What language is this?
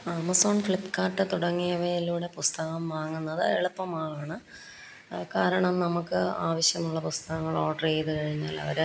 Malayalam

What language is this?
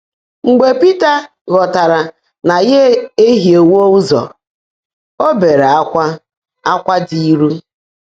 Igbo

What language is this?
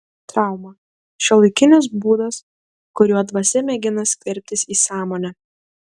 Lithuanian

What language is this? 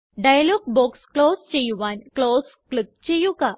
Malayalam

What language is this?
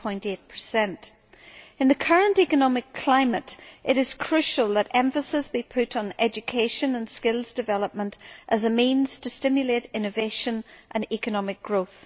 English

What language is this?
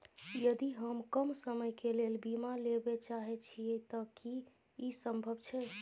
Maithili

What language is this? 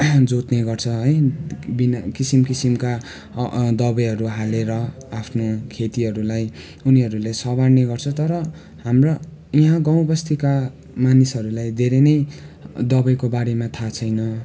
Nepali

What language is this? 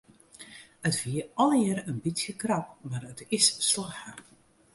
Western Frisian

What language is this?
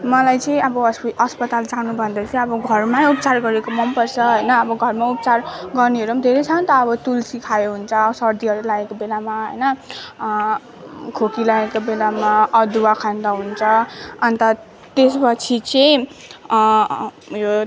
Nepali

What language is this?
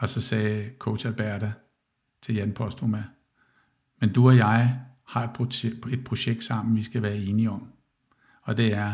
Danish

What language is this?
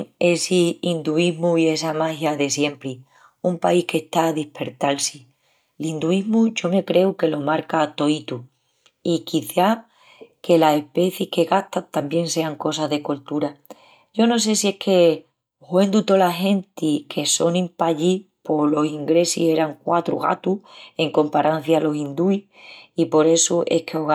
Extremaduran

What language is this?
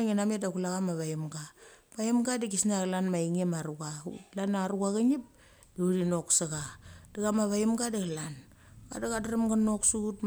Mali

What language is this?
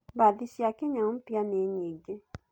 Kikuyu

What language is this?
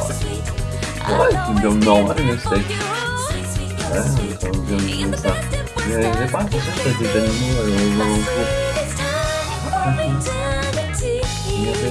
French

